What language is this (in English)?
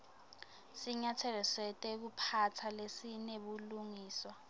Swati